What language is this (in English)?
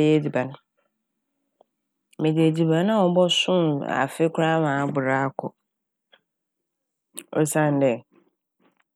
Akan